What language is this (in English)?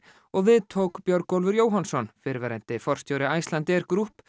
Icelandic